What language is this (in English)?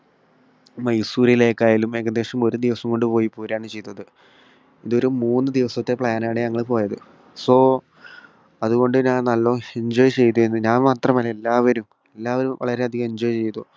Malayalam